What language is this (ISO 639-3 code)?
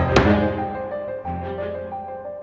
ind